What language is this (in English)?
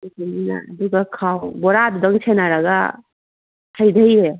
Manipuri